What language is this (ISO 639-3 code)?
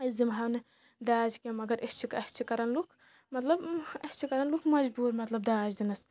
kas